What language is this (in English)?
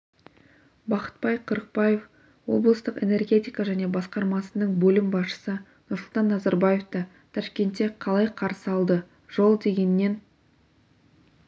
Kazakh